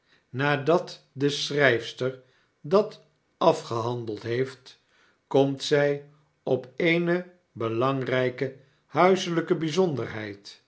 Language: Dutch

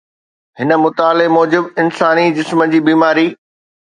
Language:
Sindhi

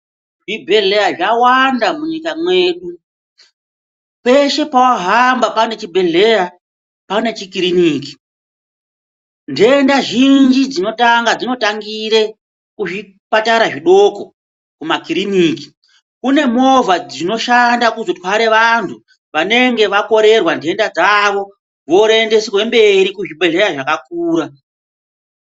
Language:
Ndau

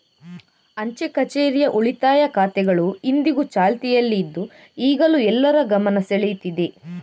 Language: Kannada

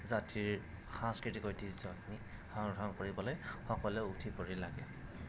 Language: Assamese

